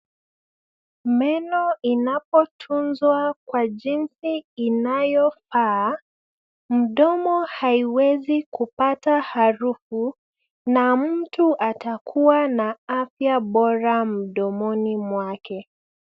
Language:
Swahili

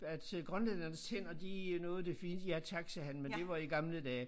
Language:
Danish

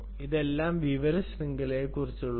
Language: Malayalam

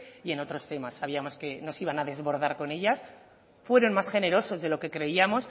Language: Spanish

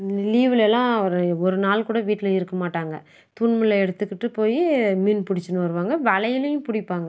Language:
Tamil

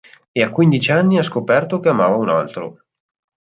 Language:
Italian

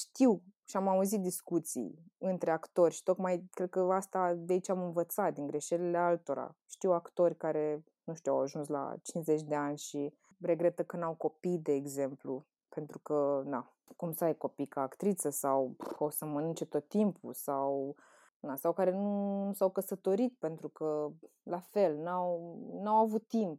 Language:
Romanian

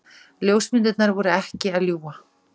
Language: Icelandic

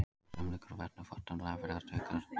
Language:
Icelandic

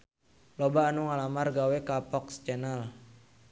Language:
Sundanese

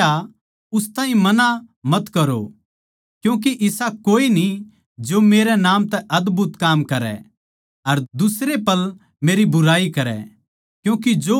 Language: Haryanvi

